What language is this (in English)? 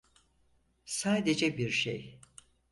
Turkish